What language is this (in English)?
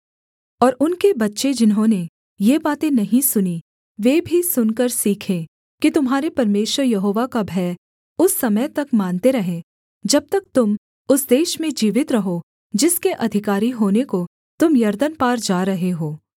Hindi